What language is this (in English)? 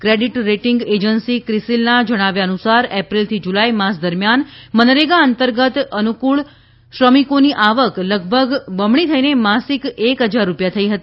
Gujarati